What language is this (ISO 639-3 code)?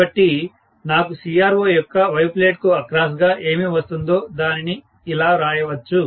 tel